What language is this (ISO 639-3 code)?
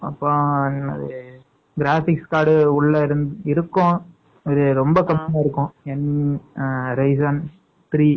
tam